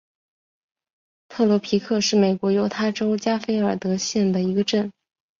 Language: Chinese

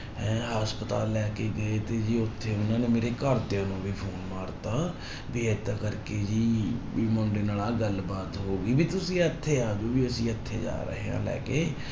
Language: Punjabi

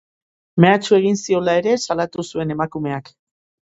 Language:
Basque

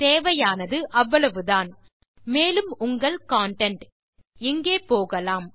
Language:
Tamil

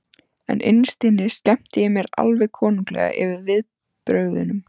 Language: Icelandic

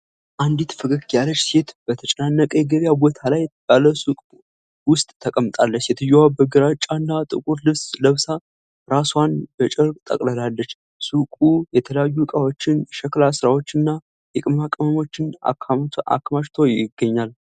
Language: Amharic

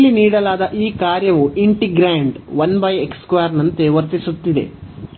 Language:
Kannada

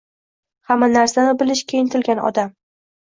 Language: Uzbek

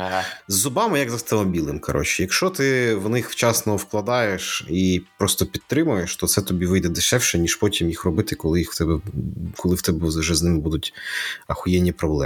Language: Ukrainian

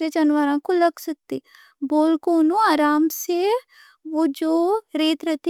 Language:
Deccan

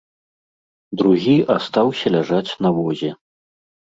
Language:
Belarusian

